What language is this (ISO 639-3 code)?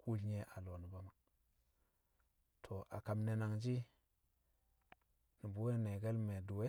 kcq